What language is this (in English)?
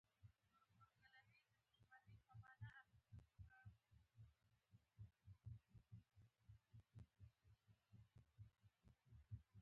Pashto